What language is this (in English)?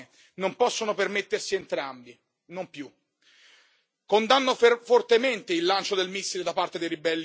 Italian